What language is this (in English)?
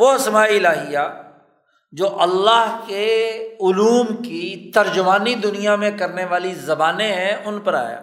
Urdu